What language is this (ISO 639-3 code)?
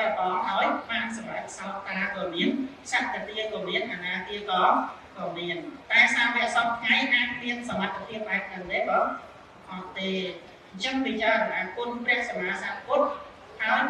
vie